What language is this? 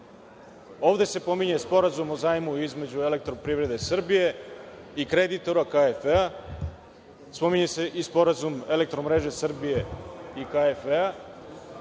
Serbian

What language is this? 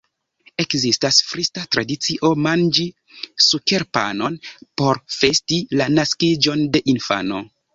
Esperanto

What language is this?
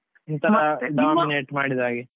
Kannada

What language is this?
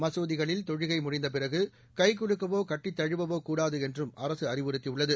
Tamil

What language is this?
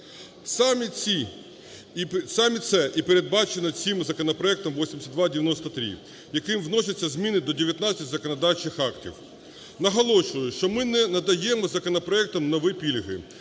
Ukrainian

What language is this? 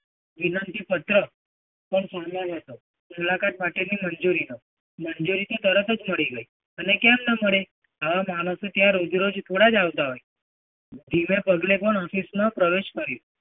Gujarati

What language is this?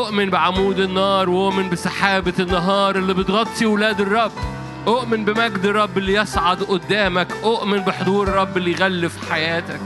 Arabic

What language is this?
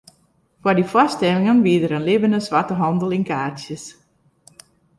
Western Frisian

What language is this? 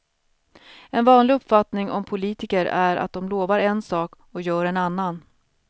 Swedish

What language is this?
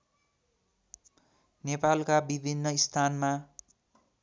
Nepali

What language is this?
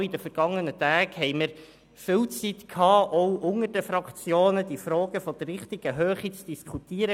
Swiss German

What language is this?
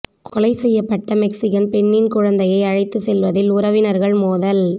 Tamil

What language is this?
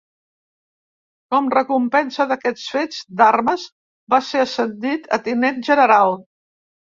Catalan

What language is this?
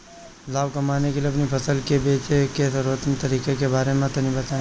Bhojpuri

